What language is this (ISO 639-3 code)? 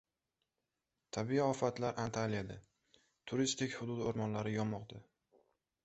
uzb